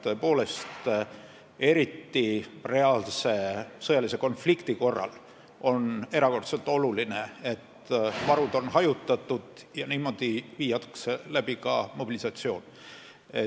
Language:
Estonian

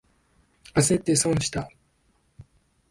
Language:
Japanese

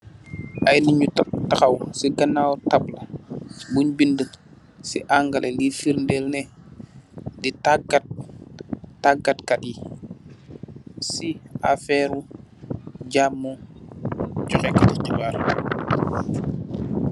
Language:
Wolof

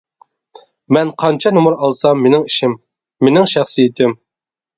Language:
Uyghur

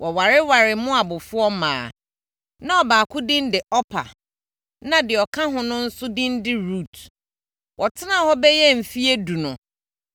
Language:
Akan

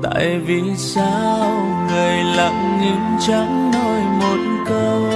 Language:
Vietnamese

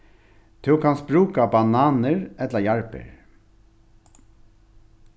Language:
Faroese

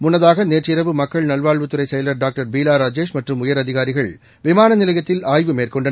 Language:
Tamil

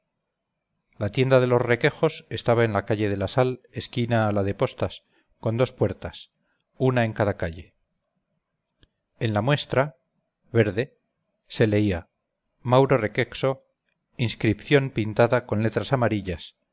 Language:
Spanish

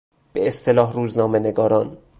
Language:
Persian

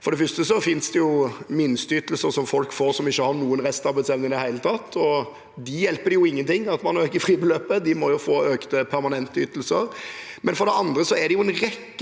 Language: Norwegian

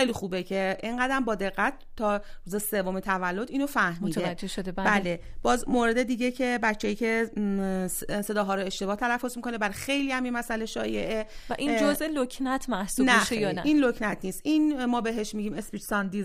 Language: Persian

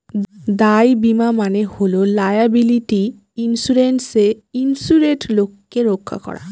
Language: Bangla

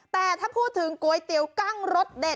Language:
Thai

